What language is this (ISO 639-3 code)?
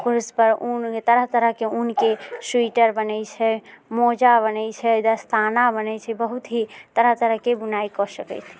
mai